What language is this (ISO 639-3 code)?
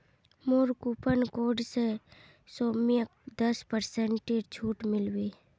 mag